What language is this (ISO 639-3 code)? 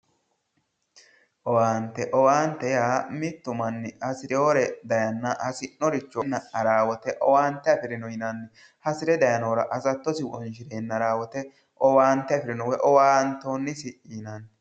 sid